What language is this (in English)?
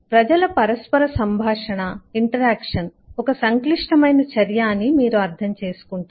Telugu